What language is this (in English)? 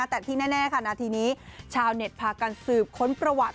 Thai